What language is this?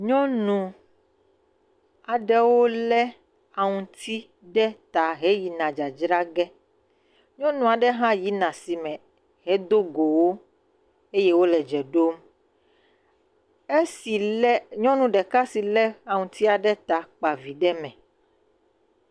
Ewe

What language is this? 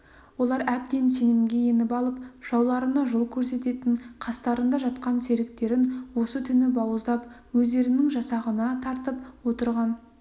Kazakh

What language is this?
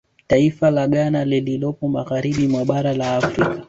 Swahili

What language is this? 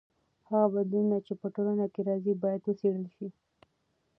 Pashto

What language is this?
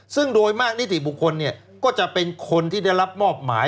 Thai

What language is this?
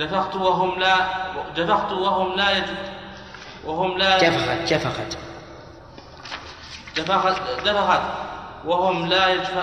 Arabic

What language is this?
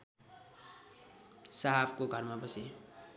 Nepali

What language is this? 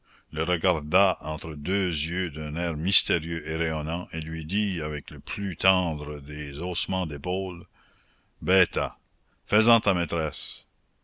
French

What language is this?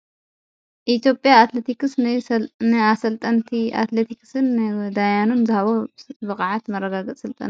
Tigrinya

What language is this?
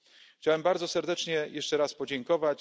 Polish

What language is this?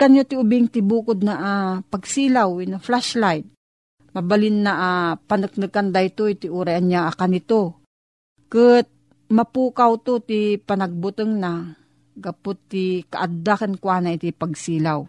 Filipino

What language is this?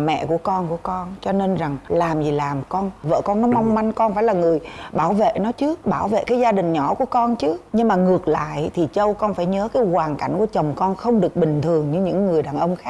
Vietnamese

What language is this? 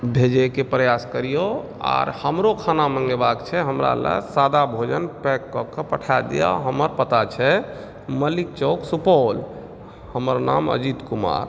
Maithili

